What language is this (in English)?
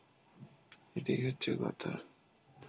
Bangla